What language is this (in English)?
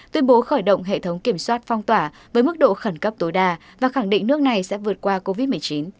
Vietnamese